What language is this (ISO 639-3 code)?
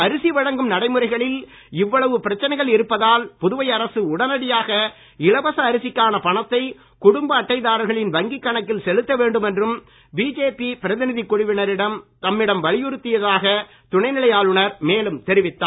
tam